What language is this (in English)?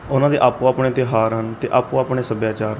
Punjabi